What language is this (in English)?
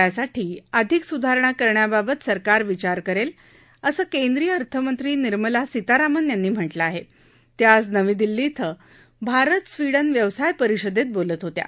Marathi